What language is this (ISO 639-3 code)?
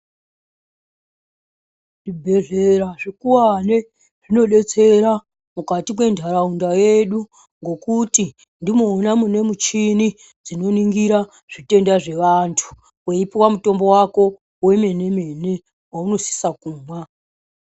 ndc